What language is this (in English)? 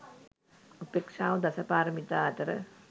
Sinhala